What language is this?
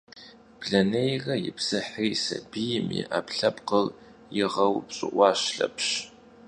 Kabardian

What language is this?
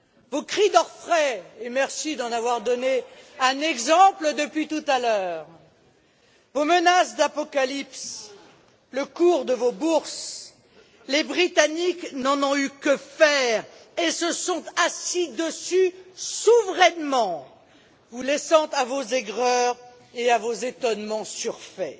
French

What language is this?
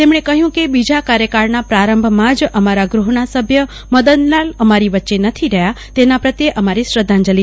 Gujarati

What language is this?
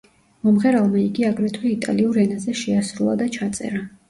Georgian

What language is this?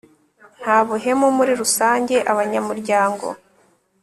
Kinyarwanda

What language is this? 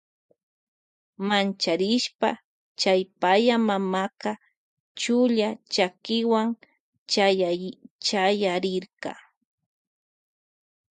Loja Highland Quichua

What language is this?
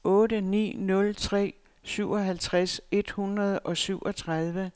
Danish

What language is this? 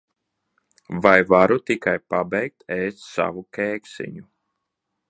Latvian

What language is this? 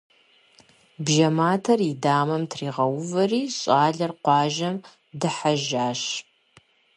Kabardian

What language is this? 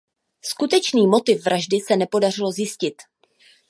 Czech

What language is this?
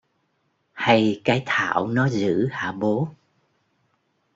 Vietnamese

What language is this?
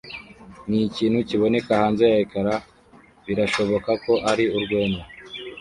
Kinyarwanda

